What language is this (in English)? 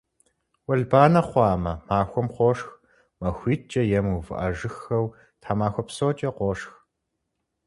Kabardian